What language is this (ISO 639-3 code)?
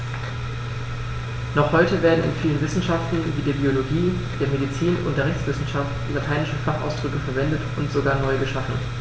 deu